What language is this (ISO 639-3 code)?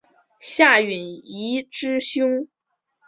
zho